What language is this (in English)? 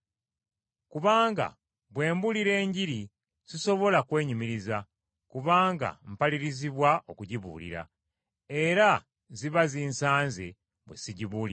Ganda